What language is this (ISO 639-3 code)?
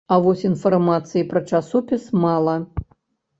bel